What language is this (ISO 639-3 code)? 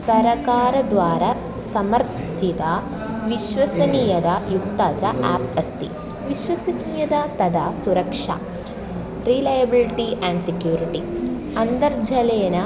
san